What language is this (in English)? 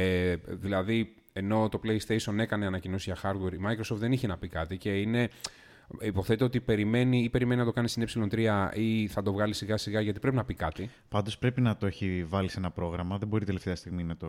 Greek